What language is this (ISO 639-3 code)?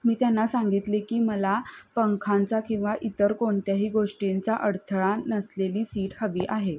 mar